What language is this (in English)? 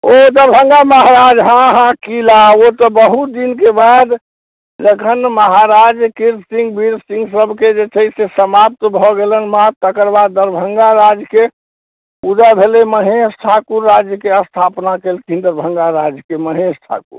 Maithili